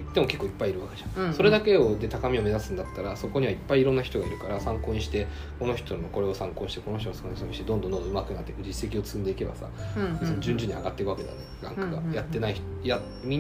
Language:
Japanese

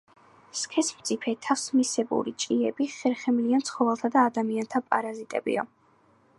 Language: Georgian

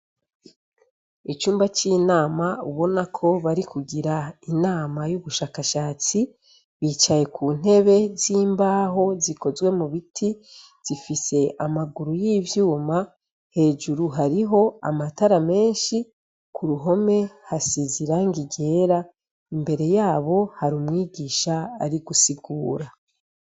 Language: Rundi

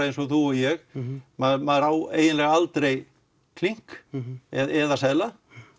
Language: Icelandic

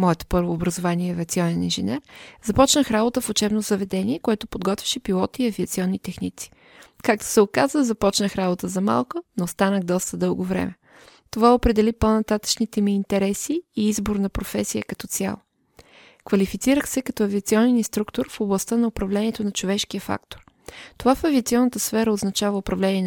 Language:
Bulgarian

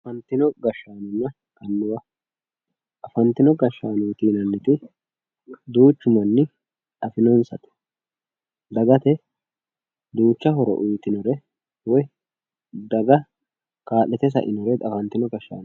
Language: Sidamo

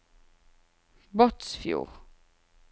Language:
Norwegian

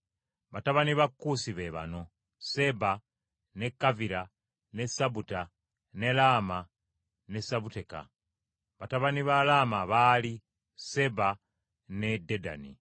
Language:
Ganda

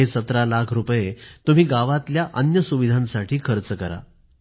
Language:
Marathi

